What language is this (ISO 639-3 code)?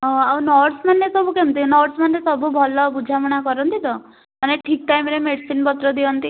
ori